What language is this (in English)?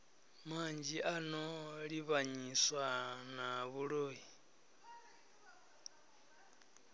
Venda